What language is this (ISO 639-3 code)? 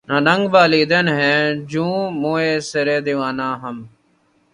urd